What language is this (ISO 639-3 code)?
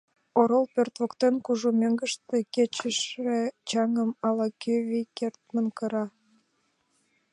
chm